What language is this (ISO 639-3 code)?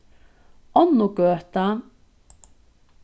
fao